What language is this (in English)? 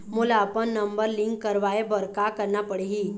Chhattisgarhi